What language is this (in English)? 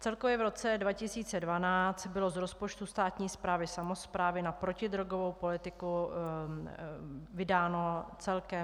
Czech